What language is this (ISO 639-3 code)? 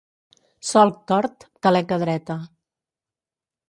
cat